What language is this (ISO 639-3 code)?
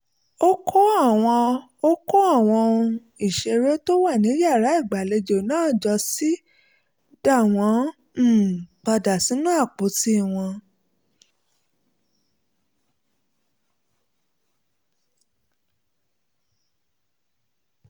yor